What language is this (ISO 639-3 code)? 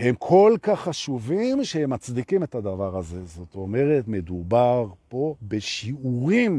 heb